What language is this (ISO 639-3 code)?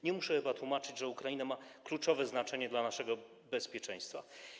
pol